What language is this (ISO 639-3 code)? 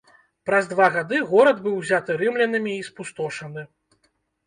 bel